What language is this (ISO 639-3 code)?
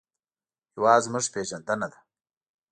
pus